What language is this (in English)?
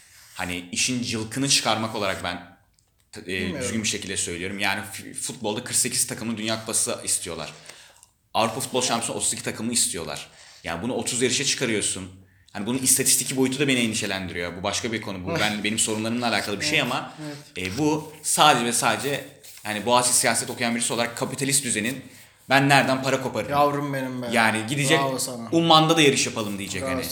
Turkish